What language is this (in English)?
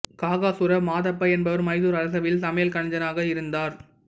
Tamil